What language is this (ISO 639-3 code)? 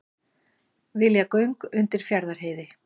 isl